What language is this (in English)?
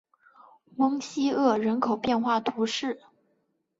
Chinese